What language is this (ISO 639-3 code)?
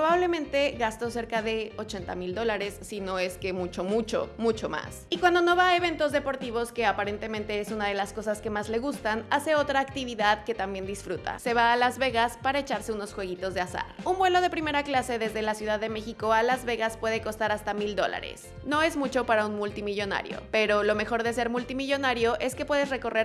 spa